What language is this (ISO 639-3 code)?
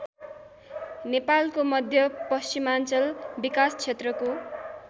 nep